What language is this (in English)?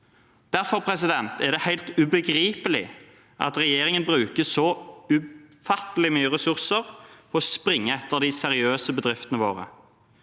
Norwegian